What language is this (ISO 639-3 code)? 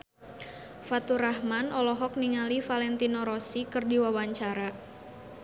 sun